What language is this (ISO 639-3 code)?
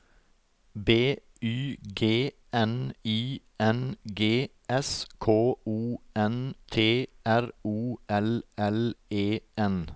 nor